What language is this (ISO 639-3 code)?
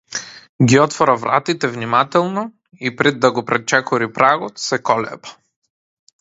mkd